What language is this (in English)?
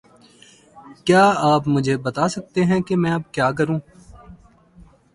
Urdu